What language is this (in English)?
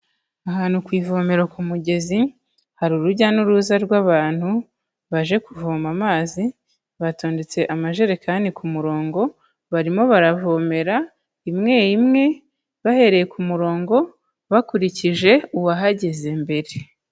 Kinyarwanda